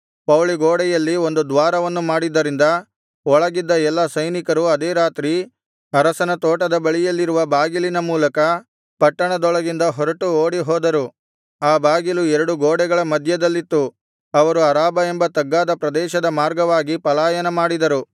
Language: Kannada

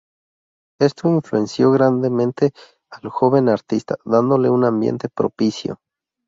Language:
Spanish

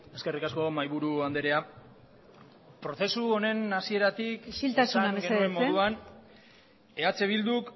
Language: Basque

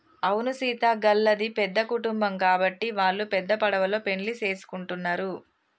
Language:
Telugu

